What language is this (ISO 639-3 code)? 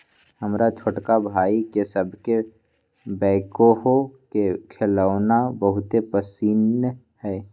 mag